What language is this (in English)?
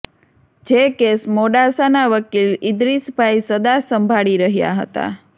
Gujarati